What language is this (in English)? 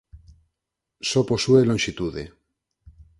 Galician